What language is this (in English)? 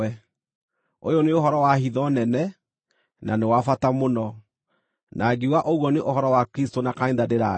Kikuyu